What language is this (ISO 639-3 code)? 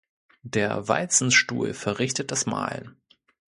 deu